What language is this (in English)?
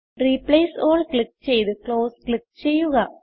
Malayalam